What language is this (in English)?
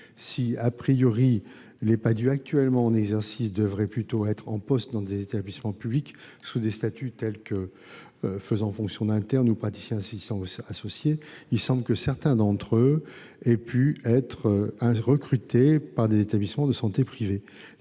French